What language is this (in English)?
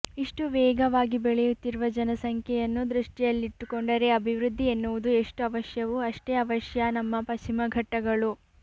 Kannada